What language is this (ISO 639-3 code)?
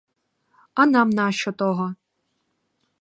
ukr